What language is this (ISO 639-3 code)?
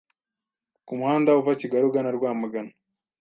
kin